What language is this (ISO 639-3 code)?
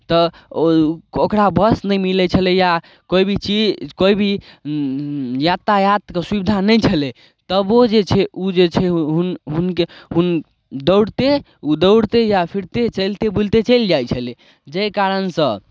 mai